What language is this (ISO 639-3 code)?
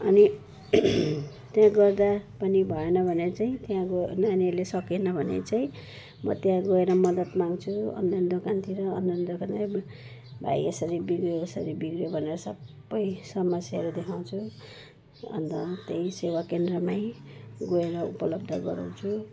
nep